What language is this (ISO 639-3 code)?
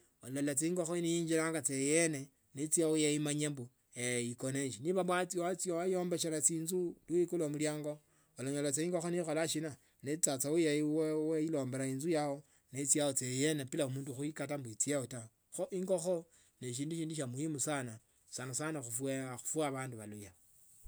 lto